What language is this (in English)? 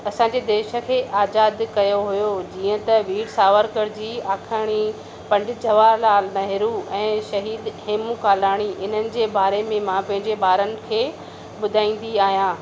Sindhi